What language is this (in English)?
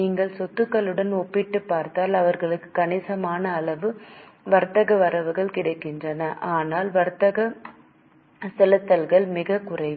Tamil